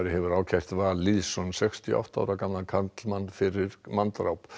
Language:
Icelandic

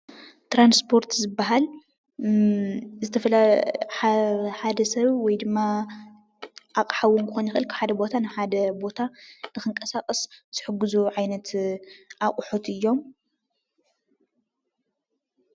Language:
Tigrinya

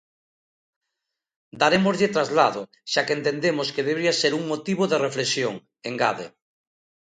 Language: Galician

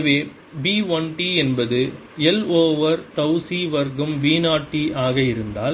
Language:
Tamil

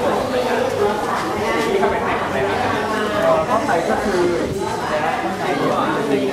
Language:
Thai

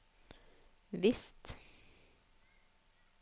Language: Norwegian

